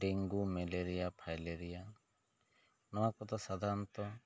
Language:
Santali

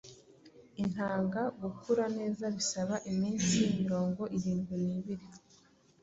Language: Kinyarwanda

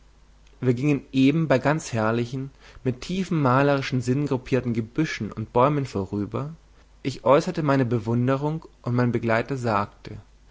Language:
German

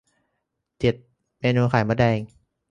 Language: Thai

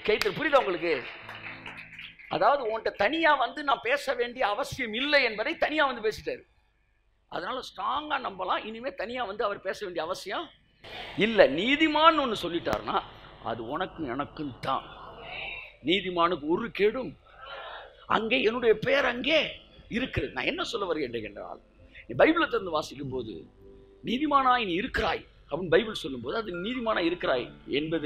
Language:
Arabic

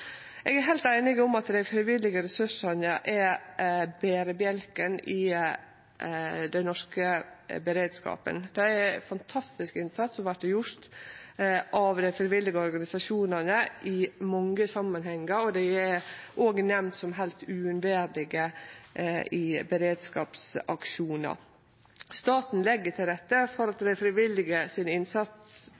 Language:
Norwegian Nynorsk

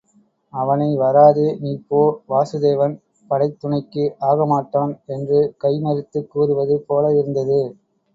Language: Tamil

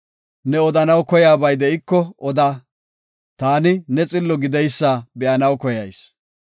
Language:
Gofa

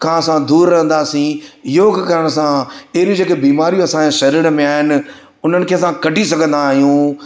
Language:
Sindhi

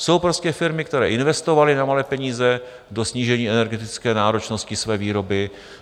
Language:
Czech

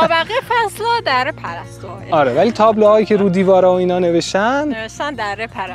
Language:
Persian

